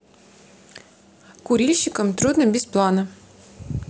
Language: Russian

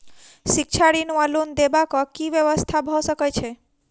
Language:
Maithili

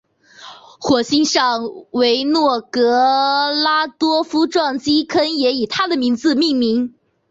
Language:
Chinese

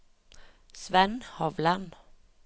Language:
Norwegian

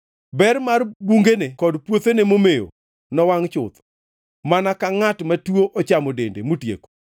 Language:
Luo (Kenya and Tanzania)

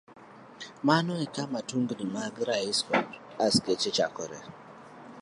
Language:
Luo (Kenya and Tanzania)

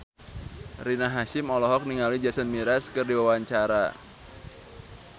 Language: Sundanese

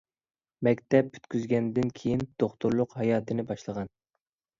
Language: Uyghur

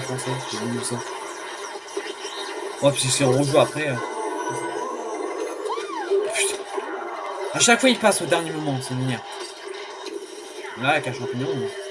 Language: French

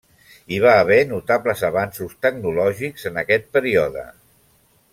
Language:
Catalan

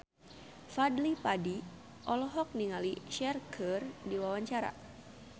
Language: Sundanese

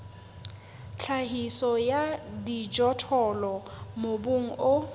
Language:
Southern Sotho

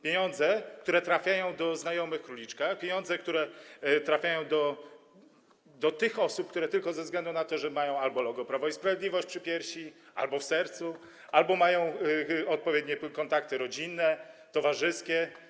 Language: Polish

